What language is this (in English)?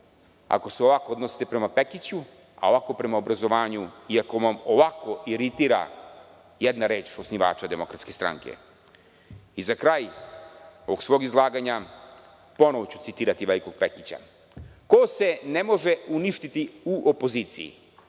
Serbian